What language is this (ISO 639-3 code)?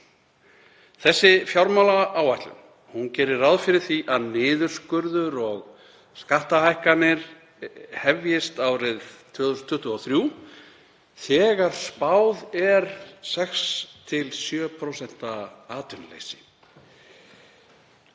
isl